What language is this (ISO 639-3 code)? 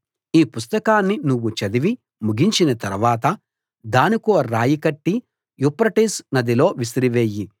tel